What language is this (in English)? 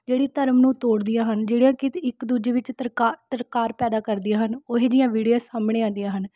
Punjabi